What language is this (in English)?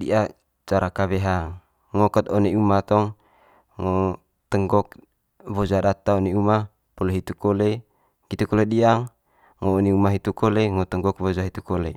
Manggarai